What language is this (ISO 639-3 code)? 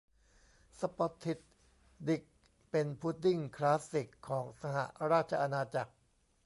tha